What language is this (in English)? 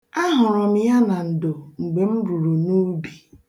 Igbo